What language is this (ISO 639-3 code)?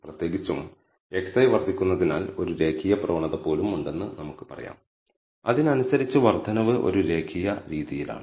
mal